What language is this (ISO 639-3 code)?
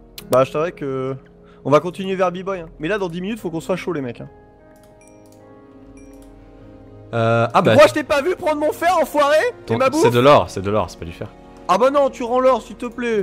fra